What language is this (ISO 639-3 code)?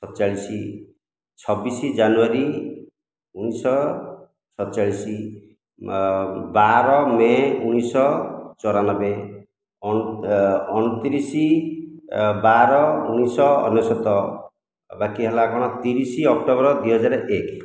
ori